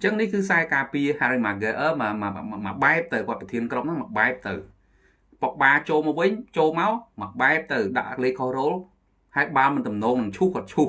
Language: Vietnamese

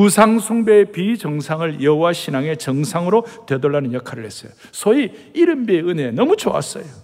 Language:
Korean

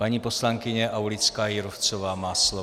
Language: Czech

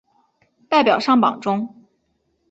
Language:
Chinese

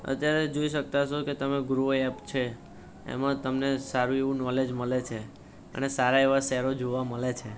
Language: Gujarati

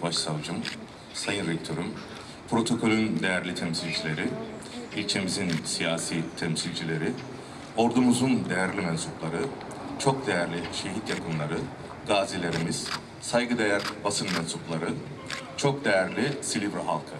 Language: Turkish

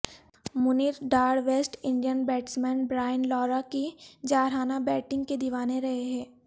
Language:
Urdu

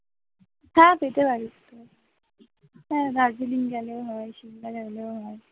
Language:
Bangla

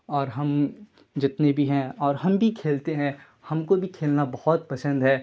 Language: Urdu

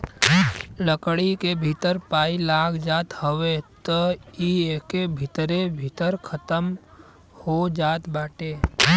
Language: Bhojpuri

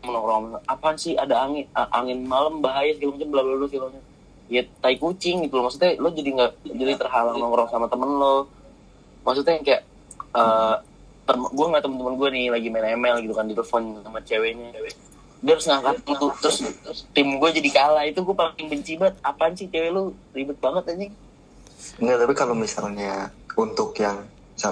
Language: Indonesian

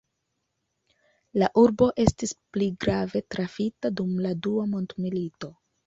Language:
Esperanto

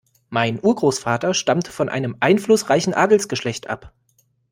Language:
German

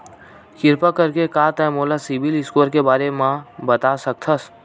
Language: Chhattisgarhi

